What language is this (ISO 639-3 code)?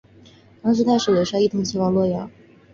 zho